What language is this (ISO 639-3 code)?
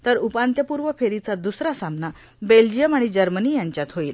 mar